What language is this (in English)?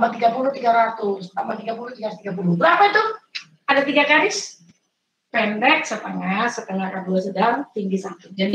Indonesian